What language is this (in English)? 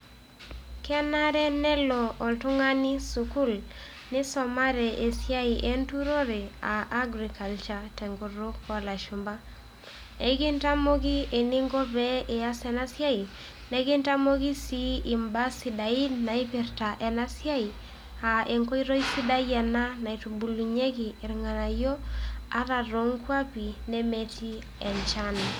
Masai